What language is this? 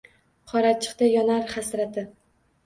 Uzbek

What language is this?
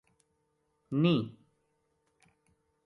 Gujari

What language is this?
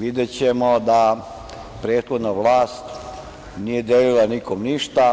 Serbian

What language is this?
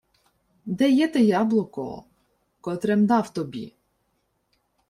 Ukrainian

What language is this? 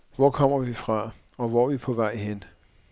Danish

